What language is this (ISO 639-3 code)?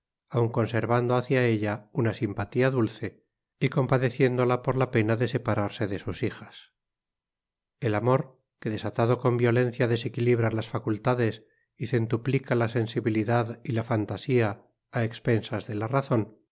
spa